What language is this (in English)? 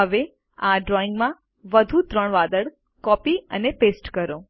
Gujarati